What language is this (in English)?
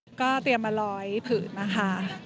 Thai